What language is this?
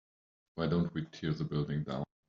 English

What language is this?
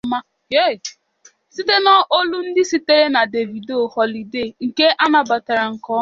Igbo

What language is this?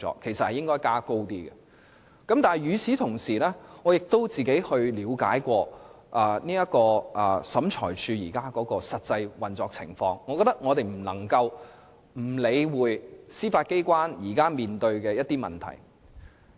Cantonese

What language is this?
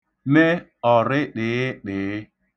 Igbo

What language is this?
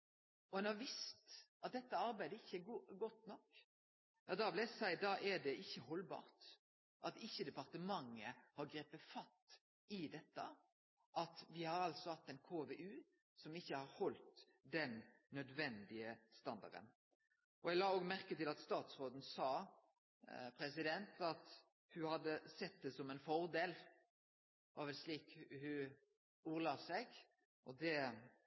Norwegian Nynorsk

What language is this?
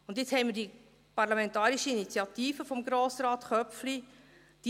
Swiss German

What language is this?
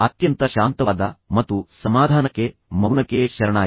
Kannada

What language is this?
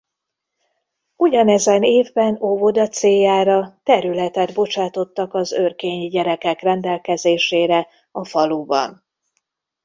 Hungarian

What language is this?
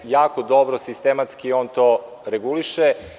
Serbian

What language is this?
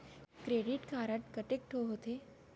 Chhattisgarhi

